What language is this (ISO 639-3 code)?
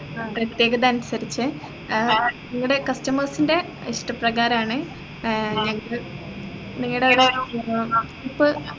mal